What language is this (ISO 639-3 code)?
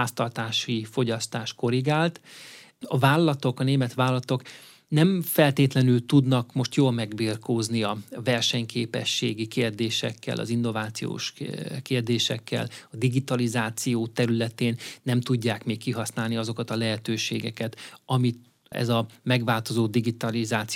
hun